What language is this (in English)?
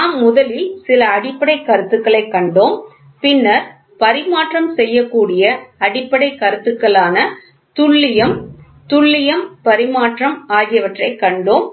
Tamil